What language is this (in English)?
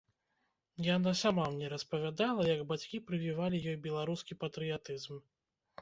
Belarusian